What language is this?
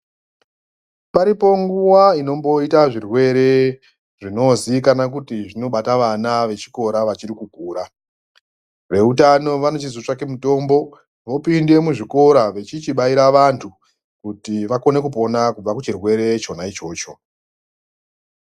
Ndau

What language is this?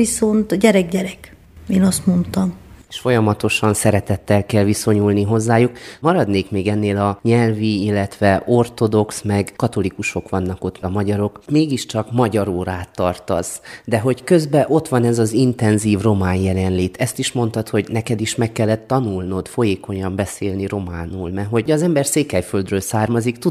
Hungarian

